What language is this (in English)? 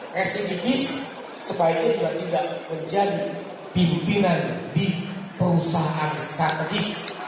Indonesian